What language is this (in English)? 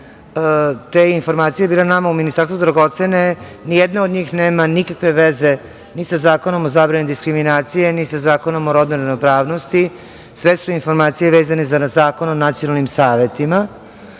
Serbian